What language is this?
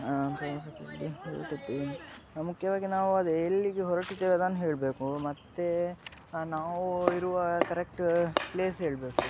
Kannada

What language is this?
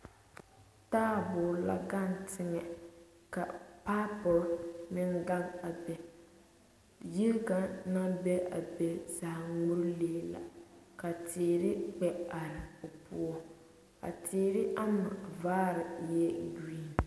Southern Dagaare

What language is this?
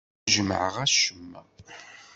Kabyle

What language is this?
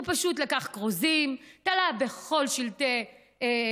Hebrew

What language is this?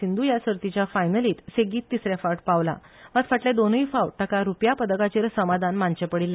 Konkani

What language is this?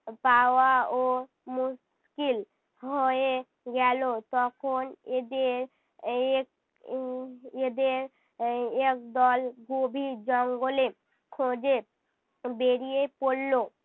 Bangla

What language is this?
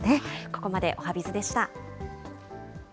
Japanese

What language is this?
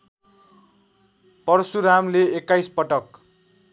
Nepali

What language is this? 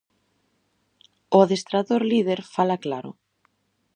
Galician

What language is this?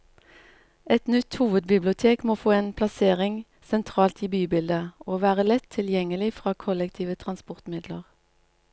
Norwegian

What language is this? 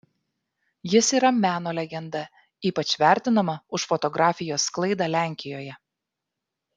Lithuanian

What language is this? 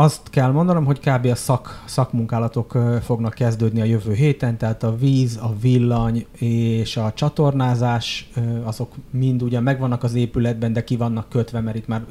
Hungarian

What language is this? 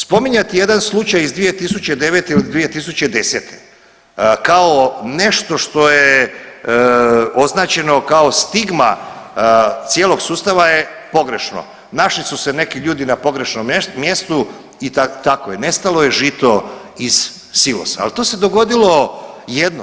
Croatian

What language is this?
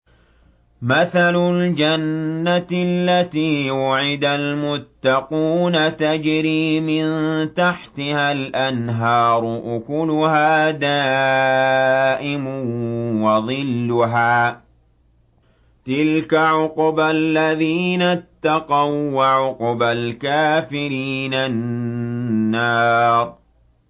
Arabic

